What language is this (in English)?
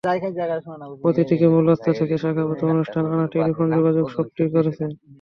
Bangla